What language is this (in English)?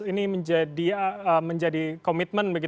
Indonesian